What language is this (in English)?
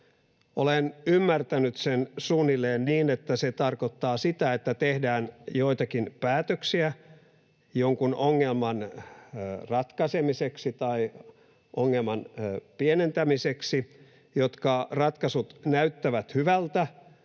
Finnish